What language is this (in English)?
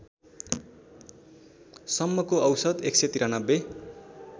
Nepali